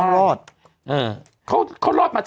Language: Thai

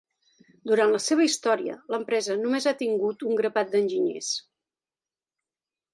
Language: Catalan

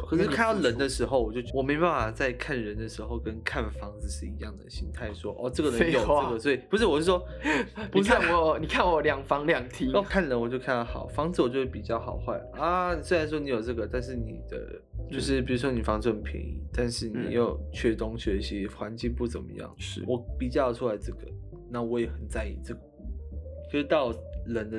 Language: Chinese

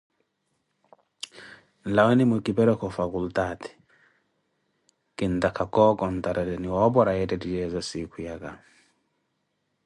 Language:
Koti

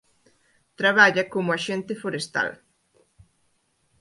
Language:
Galician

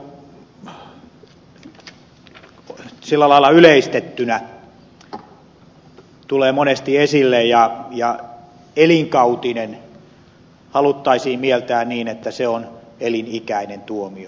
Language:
Finnish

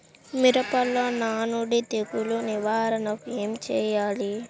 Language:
Telugu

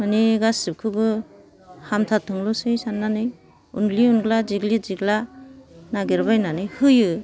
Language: Bodo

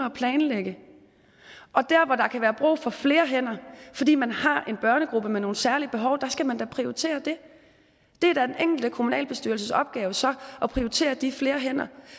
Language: Danish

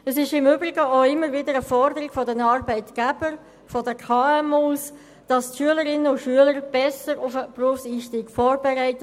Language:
Swiss German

